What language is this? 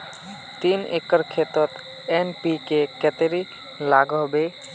Magahi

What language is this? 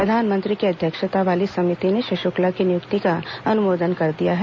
Hindi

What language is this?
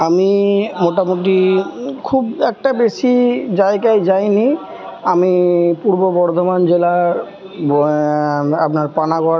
Bangla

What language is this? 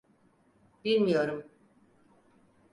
Turkish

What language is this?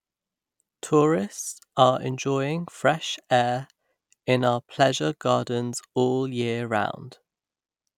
English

